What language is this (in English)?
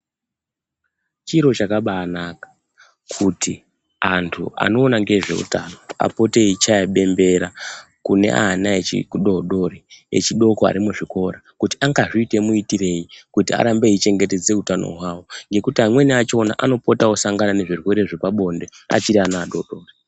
Ndau